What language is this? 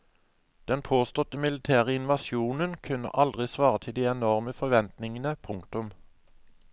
Norwegian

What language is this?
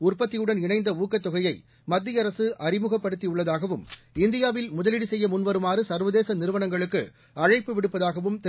Tamil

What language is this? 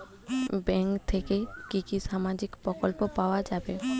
Bangla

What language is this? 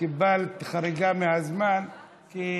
Hebrew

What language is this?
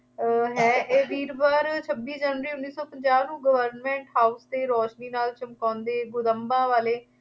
Punjabi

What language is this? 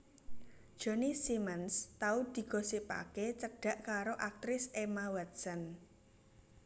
Javanese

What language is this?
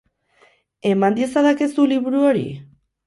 Basque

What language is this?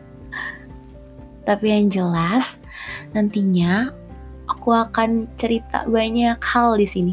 Indonesian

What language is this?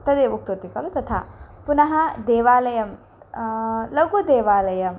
Sanskrit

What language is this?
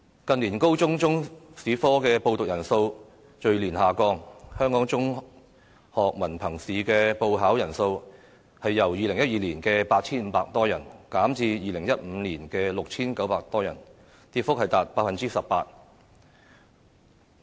Cantonese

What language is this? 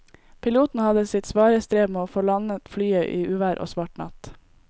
Norwegian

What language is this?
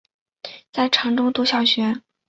Chinese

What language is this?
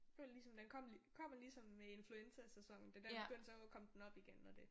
Danish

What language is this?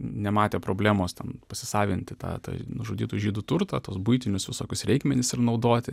Lithuanian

